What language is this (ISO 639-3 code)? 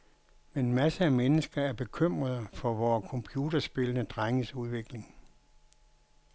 dan